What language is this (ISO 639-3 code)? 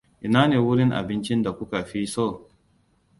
hau